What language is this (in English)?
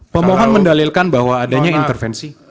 Indonesian